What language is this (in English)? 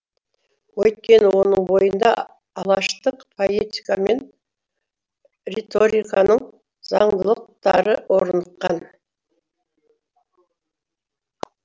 Kazakh